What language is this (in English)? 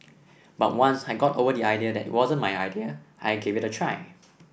English